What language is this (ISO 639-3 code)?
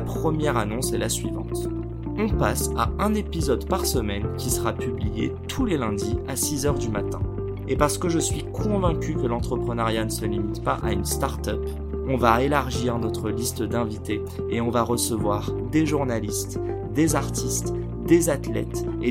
fra